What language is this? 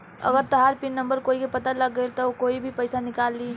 Bhojpuri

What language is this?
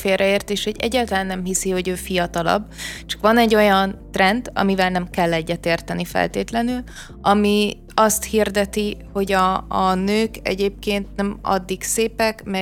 Hungarian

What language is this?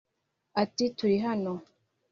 Kinyarwanda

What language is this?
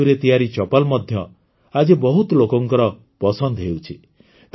Odia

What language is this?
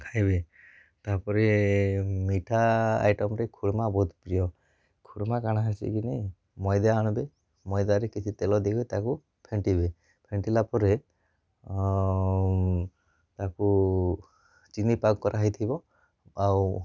Odia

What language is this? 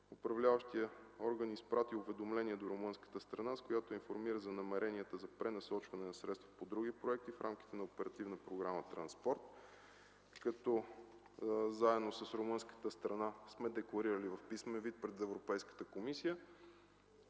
Bulgarian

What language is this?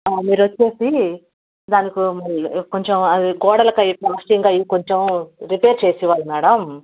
Telugu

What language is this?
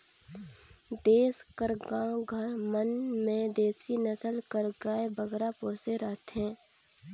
Chhattisgarhi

